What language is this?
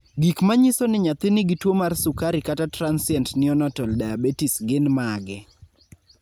Luo (Kenya and Tanzania)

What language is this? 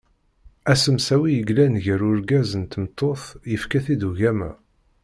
Kabyle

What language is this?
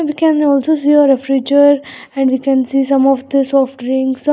English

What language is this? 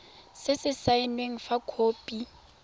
Tswana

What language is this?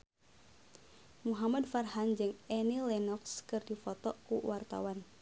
Sundanese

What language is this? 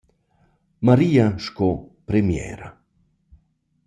Romansh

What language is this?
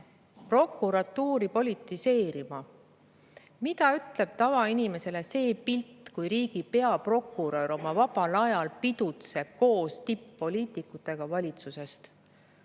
Estonian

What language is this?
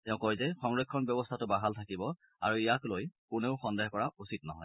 Assamese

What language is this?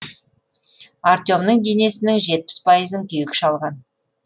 Kazakh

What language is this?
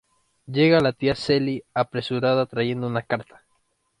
Spanish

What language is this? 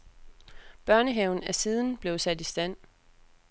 Danish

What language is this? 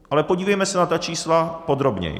Czech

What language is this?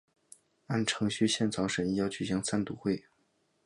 Chinese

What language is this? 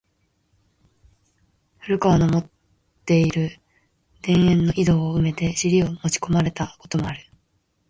Japanese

